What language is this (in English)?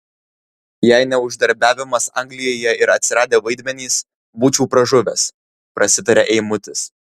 Lithuanian